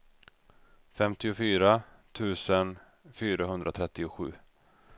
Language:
Swedish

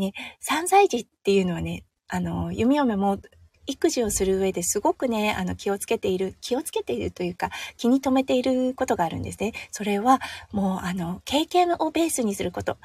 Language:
Japanese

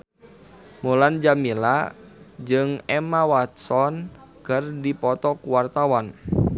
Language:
Sundanese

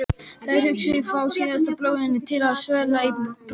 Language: Icelandic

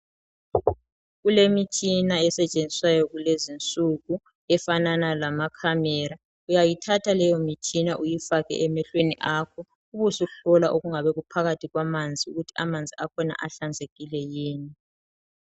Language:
North Ndebele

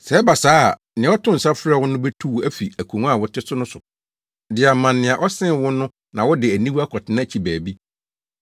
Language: Akan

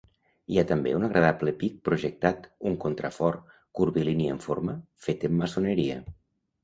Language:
Catalan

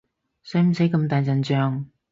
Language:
Cantonese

